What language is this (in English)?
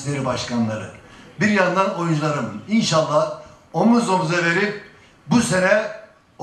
Turkish